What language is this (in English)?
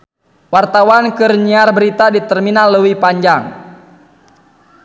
Sundanese